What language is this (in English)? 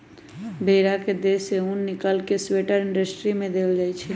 Magahi